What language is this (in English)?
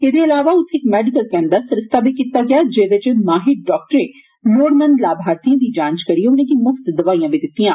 Dogri